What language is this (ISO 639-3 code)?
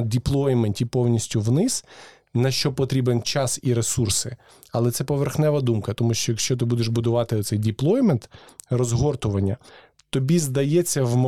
ukr